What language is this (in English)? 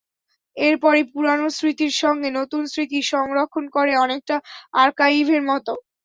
Bangla